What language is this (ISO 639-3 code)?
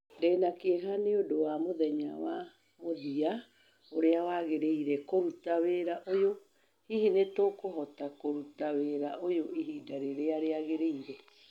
kik